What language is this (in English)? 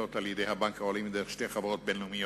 Hebrew